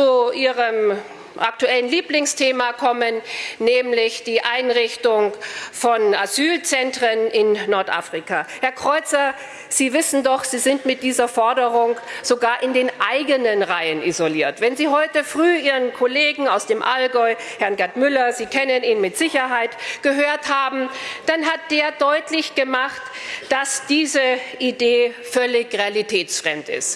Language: German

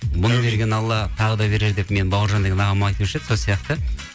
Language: Kazakh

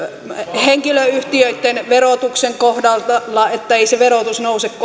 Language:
Finnish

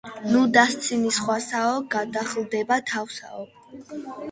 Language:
Georgian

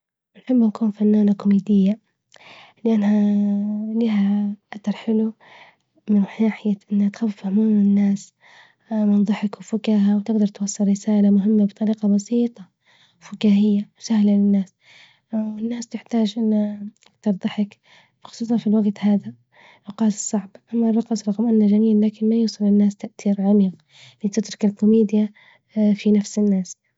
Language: Libyan Arabic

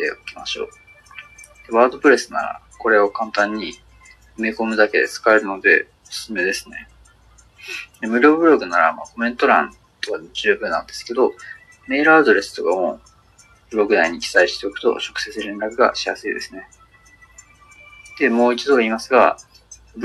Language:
Japanese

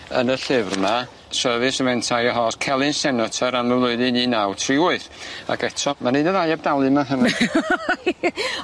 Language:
Welsh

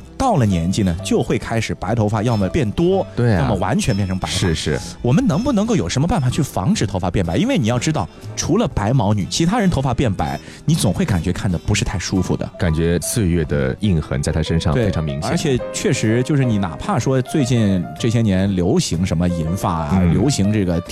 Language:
Chinese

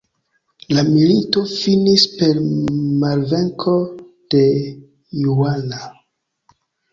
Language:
Esperanto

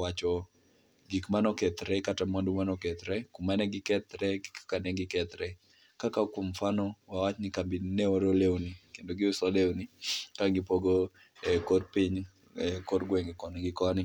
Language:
Luo (Kenya and Tanzania)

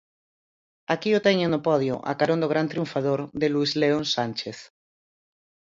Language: Galician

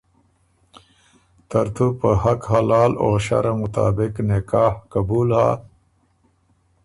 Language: Ormuri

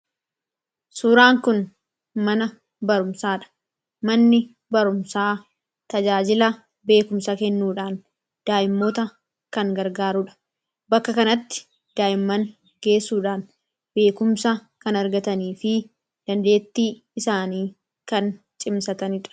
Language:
Oromo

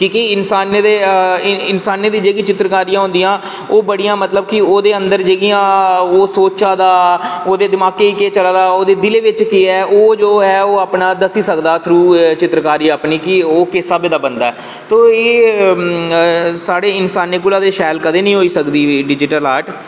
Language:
Dogri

